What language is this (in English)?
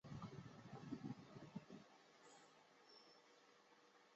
Chinese